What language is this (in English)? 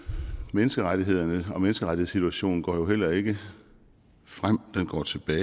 Danish